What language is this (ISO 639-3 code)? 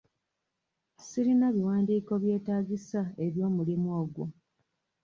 lug